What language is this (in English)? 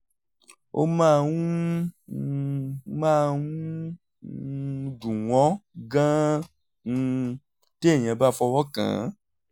Yoruba